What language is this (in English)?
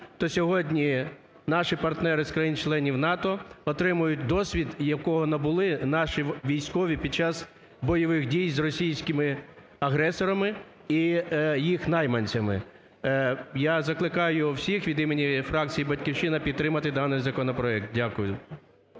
Ukrainian